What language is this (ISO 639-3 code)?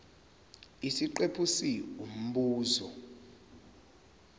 zul